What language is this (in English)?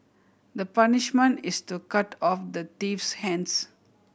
English